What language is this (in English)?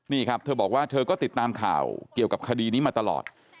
Thai